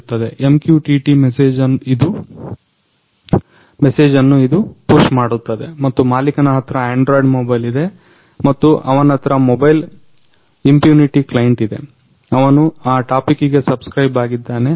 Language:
Kannada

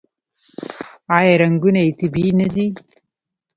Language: Pashto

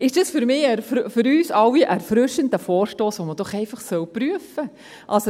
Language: Swiss German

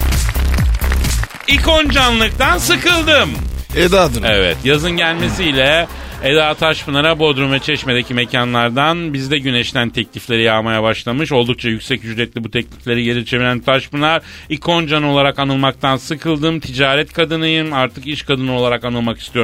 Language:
Turkish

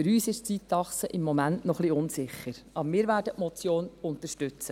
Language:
Swiss German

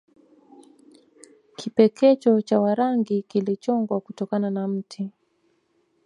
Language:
Swahili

